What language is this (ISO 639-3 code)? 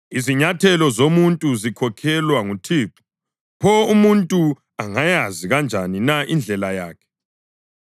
nde